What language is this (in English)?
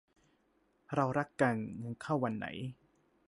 Thai